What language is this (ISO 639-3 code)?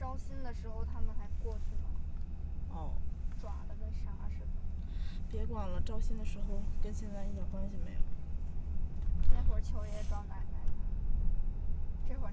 zho